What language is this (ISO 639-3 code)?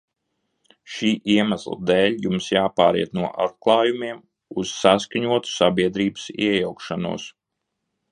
lav